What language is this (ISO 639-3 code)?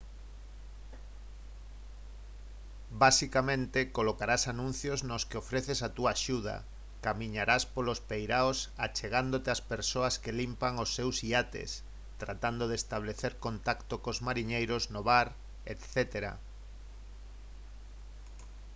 glg